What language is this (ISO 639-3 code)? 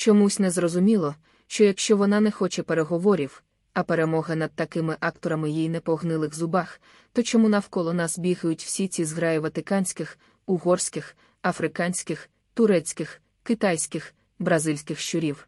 ukr